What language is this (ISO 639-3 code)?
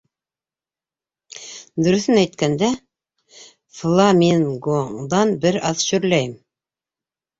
bak